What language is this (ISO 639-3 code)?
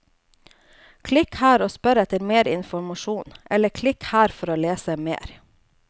nor